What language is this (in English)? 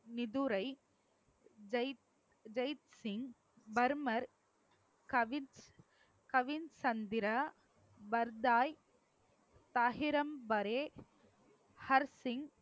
Tamil